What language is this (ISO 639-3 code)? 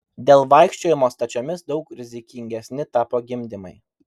lit